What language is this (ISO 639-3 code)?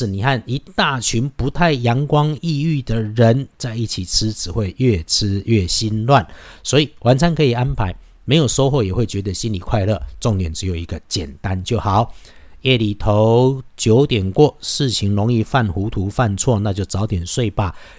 zho